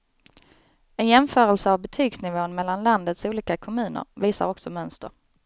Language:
Swedish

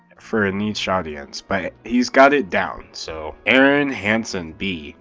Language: English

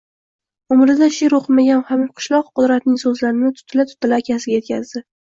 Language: Uzbek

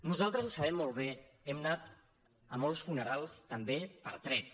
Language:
Catalan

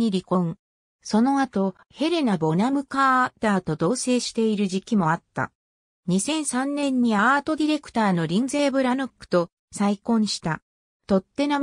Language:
Japanese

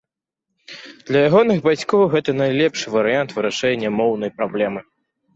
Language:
Belarusian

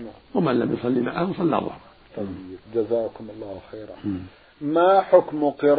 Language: Arabic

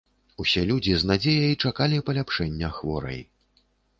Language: Belarusian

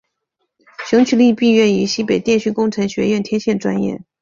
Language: Chinese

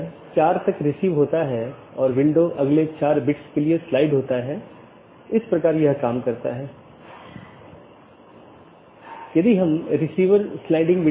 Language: Hindi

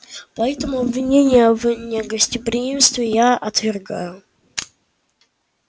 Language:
Russian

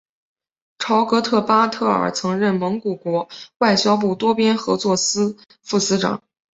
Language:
Chinese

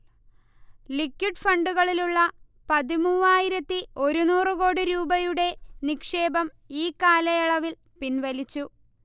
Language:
Malayalam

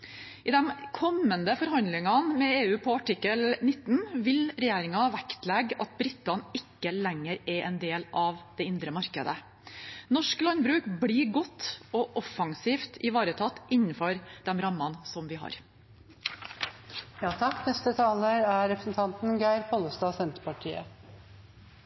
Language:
Norwegian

